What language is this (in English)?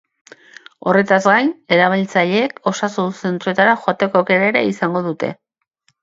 Basque